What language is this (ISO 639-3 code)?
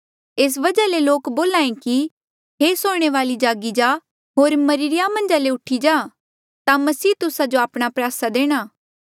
mjl